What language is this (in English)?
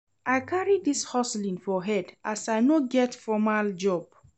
Nigerian Pidgin